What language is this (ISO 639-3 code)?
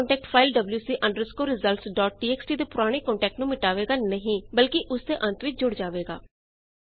pan